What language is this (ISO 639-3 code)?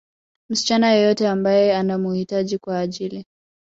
swa